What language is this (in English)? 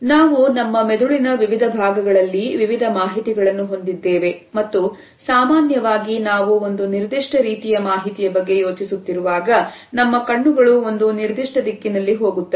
Kannada